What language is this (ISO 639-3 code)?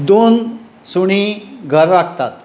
kok